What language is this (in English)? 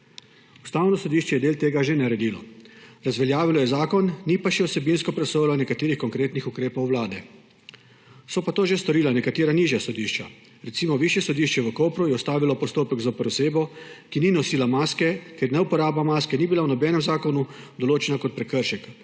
Slovenian